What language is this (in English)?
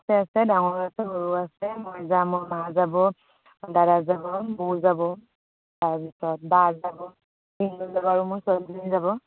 Assamese